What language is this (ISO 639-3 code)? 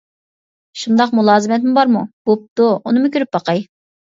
uig